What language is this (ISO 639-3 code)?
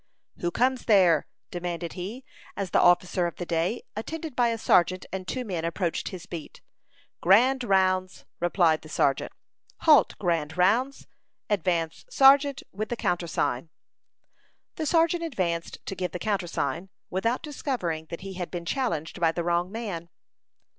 eng